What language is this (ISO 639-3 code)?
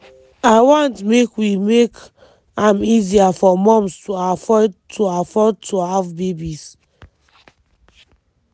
pcm